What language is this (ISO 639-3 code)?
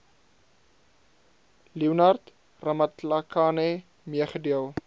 afr